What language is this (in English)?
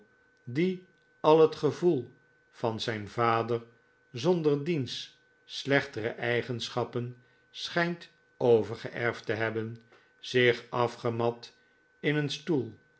Dutch